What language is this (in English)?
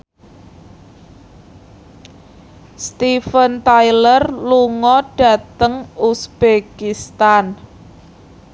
Javanese